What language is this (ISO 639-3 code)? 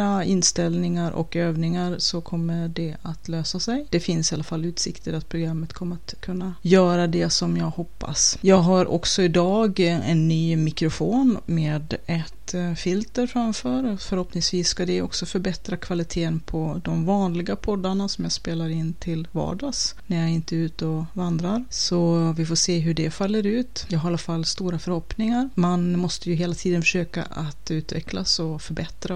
swe